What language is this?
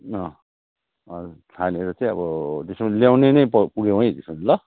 Nepali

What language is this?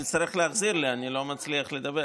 Hebrew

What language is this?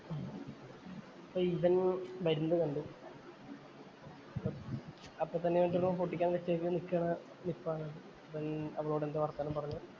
Malayalam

